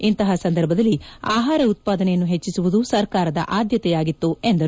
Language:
Kannada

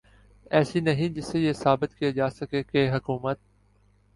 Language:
Urdu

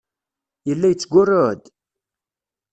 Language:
Kabyle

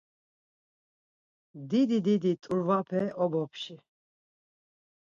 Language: Laz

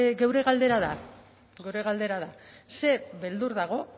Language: Basque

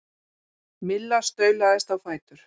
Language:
Icelandic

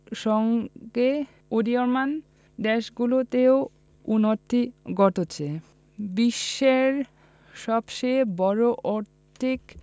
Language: Bangla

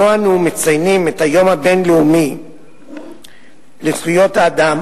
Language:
Hebrew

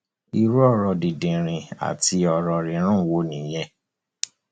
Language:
Yoruba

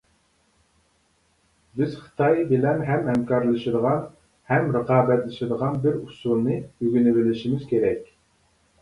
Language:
Uyghur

